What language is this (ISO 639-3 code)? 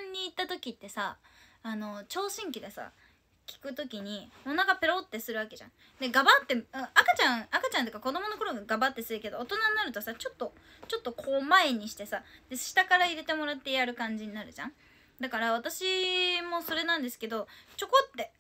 jpn